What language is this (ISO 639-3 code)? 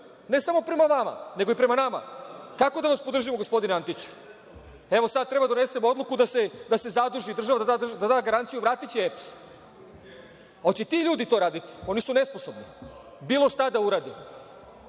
srp